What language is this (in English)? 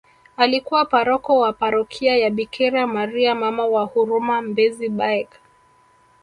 Swahili